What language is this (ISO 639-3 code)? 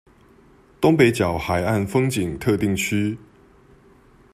zho